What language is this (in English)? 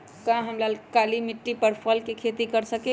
Magahi